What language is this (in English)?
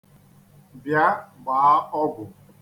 Igbo